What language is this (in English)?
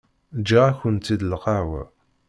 Kabyle